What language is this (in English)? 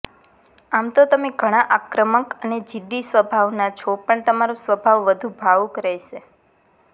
Gujarati